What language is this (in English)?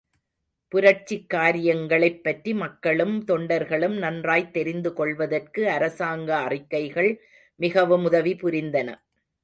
Tamil